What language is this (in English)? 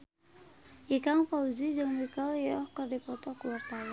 Sundanese